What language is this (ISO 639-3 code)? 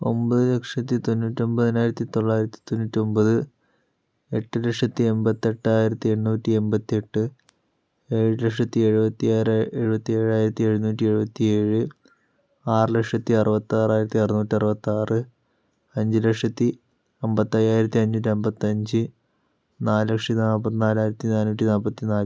mal